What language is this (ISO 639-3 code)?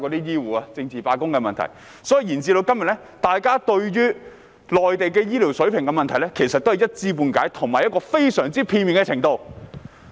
yue